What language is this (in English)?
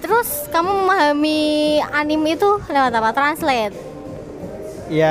Indonesian